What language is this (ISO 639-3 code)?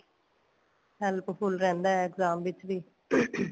pan